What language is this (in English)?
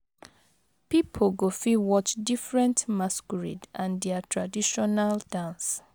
Nigerian Pidgin